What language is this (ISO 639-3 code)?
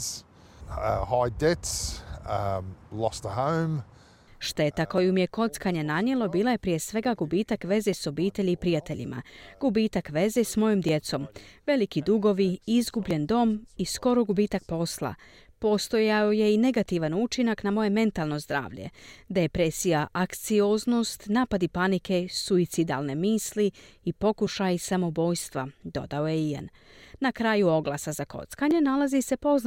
hrv